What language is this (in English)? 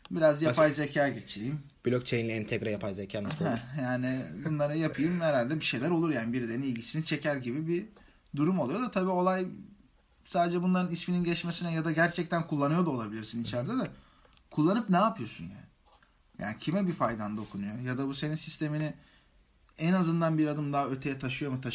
Turkish